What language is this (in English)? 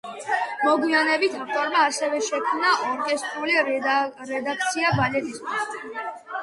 Georgian